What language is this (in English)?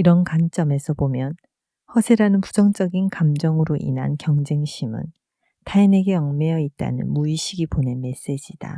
Korean